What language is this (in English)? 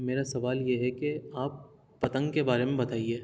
Urdu